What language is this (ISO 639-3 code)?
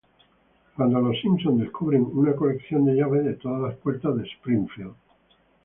spa